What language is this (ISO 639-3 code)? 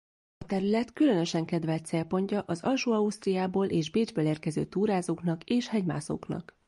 hun